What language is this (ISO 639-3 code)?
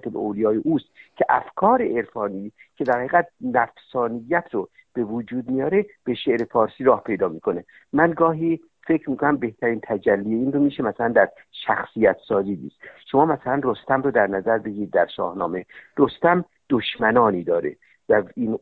fas